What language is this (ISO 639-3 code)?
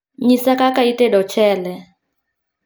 luo